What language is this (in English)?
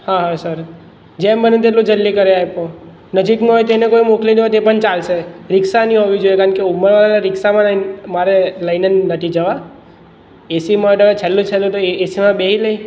Gujarati